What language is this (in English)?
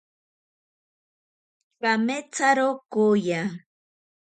Ashéninka Perené